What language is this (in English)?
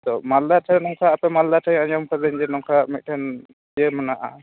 Santali